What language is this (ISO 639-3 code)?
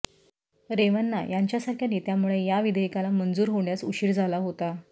mar